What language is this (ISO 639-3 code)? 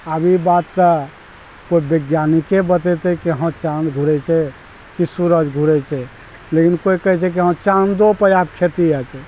mai